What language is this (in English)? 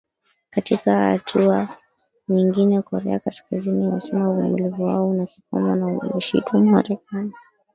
Swahili